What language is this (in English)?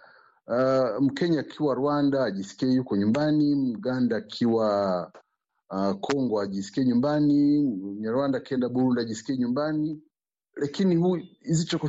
Swahili